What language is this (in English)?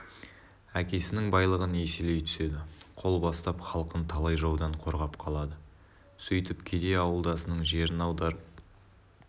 Kazakh